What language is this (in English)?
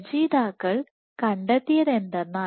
Malayalam